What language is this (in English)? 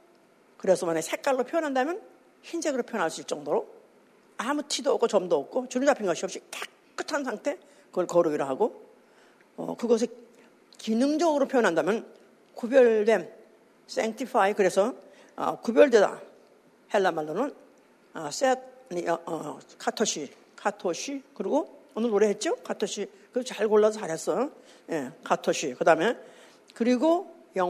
Korean